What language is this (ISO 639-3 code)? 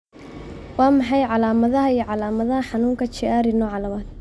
som